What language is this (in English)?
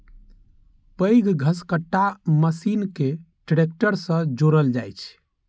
Maithili